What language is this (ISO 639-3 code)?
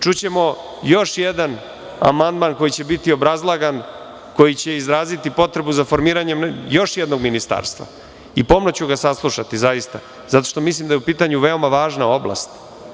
srp